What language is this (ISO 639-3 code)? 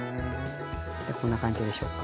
jpn